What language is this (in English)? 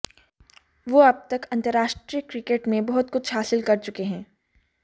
Hindi